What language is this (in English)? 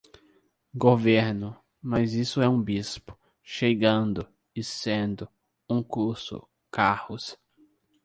Portuguese